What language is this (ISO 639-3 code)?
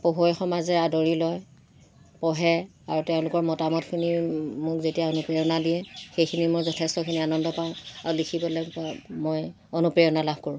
asm